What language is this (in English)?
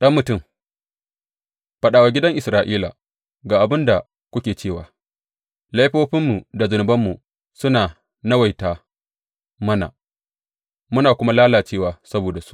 Hausa